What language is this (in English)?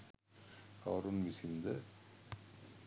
Sinhala